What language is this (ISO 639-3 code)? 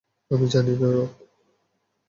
ben